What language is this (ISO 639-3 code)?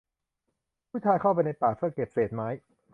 tha